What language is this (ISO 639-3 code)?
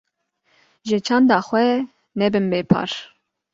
kur